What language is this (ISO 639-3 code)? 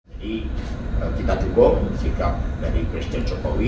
ind